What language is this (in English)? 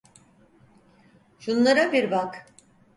Turkish